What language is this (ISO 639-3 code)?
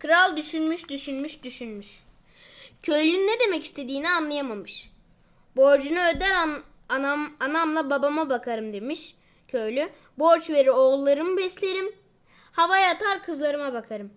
tur